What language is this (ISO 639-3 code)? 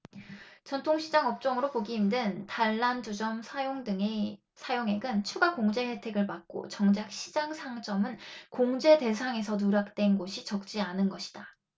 kor